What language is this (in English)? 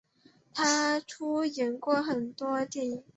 Chinese